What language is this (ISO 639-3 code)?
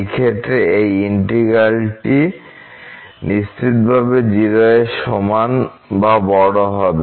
ben